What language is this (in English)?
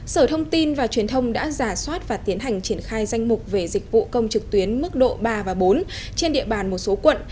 Vietnamese